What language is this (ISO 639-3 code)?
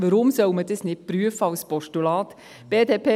gsw